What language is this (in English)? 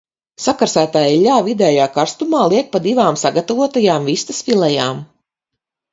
Latvian